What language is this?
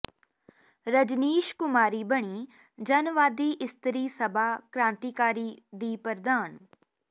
Punjabi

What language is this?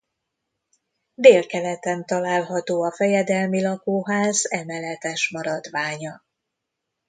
Hungarian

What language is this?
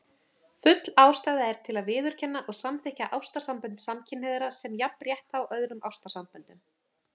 Icelandic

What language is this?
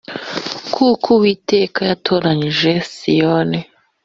Kinyarwanda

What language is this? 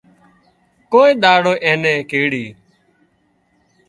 Wadiyara Koli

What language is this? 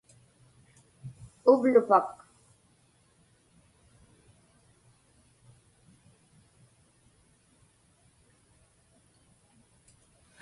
Inupiaq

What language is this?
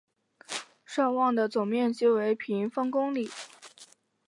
Chinese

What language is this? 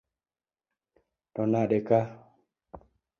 Luo (Kenya and Tanzania)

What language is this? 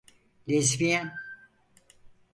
Turkish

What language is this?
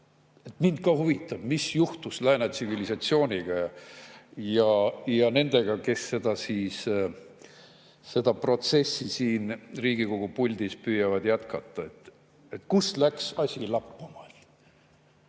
Estonian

